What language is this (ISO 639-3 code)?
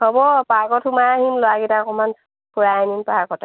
asm